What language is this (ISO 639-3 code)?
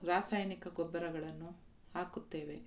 kan